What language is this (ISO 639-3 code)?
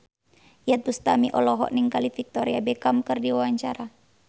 sun